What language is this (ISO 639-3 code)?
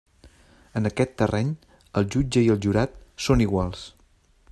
cat